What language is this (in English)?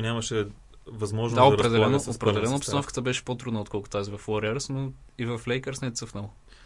Bulgarian